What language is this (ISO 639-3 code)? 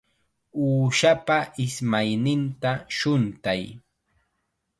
qxa